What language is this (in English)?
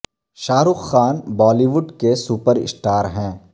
Urdu